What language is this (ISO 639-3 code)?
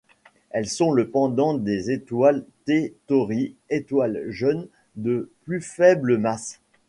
fra